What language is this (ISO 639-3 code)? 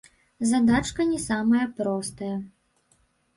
bel